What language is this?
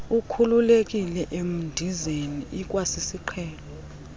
Xhosa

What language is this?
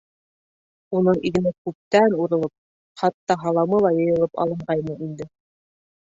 Bashkir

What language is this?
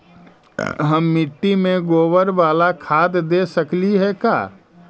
Magahi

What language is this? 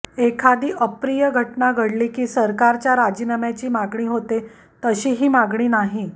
Marathi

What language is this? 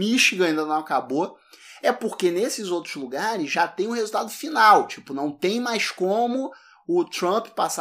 Portuguese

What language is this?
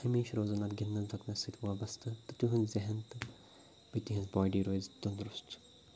Kashmiri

